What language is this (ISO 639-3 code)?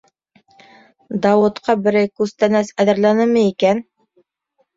bak